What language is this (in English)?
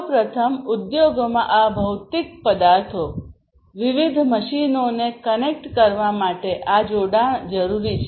Gujarati